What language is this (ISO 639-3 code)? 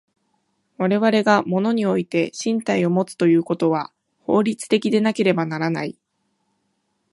jpn